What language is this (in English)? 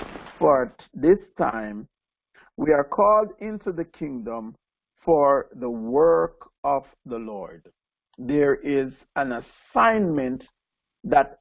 English